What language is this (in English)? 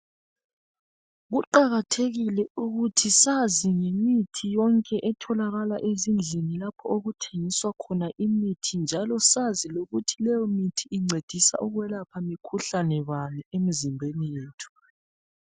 North Ndebele